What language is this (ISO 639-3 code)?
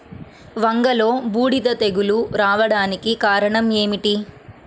tel